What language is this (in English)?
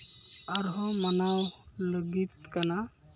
Santali